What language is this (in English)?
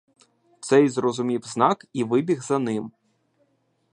Ukrainian